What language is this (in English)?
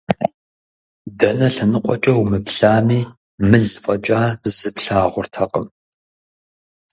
Kabardian